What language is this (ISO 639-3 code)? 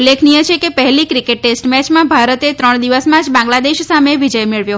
guj